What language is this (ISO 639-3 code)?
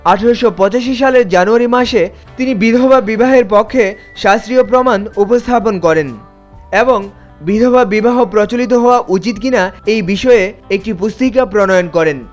ben